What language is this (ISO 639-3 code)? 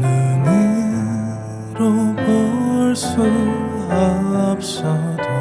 kor